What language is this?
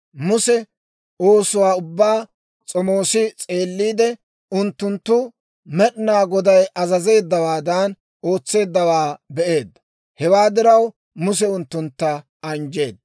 Dawro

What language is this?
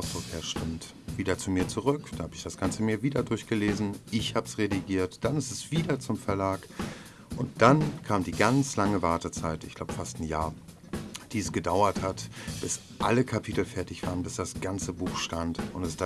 German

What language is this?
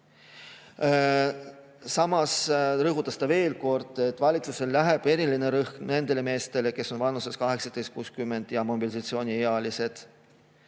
Estonian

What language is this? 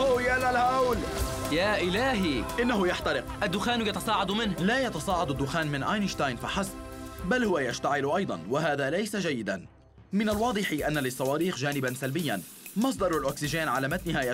Arabic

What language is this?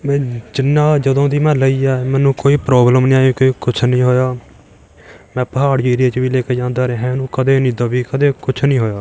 Punjabi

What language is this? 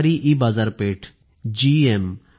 Marathi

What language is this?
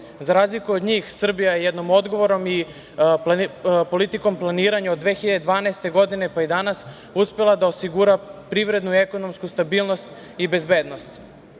Serbian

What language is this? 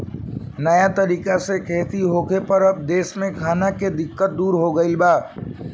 Bhojpuri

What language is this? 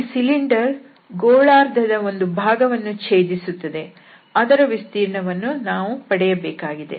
Kannada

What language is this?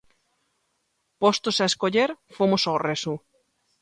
Galician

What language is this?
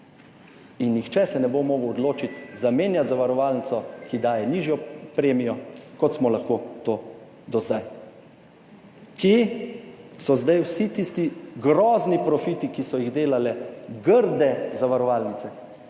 Slovenian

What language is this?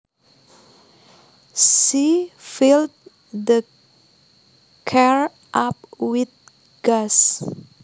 Javanese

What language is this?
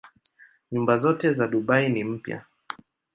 Swahili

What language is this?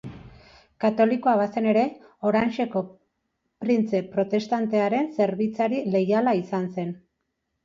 Basque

